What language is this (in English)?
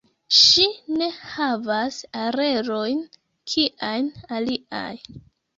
Esperanto